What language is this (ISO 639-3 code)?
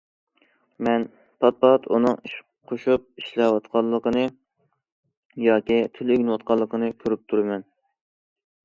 uig